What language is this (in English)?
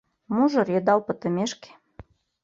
Mari